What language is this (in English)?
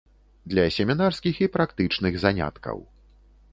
Belarusian